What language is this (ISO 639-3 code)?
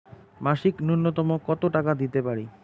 ben